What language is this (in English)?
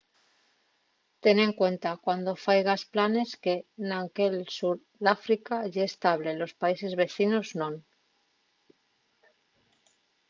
Asturian